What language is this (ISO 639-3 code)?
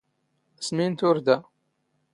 zgh